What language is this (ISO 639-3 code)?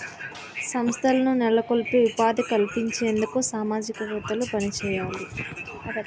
tel